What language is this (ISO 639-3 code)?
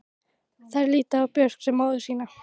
isl